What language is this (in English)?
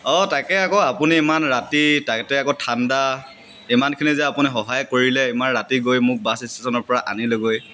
Assamese